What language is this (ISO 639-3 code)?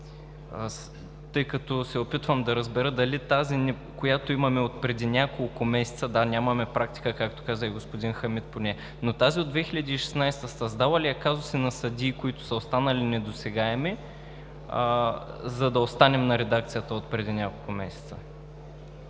bul